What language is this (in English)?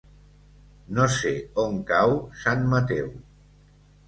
Catalan